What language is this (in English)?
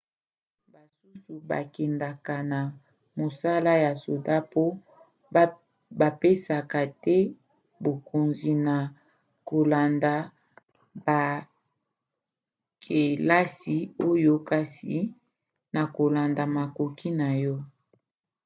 Lingala